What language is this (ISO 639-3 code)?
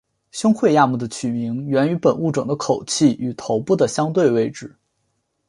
zho